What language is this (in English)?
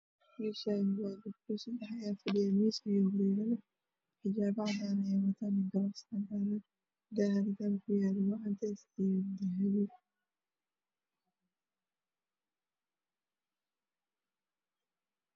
Somali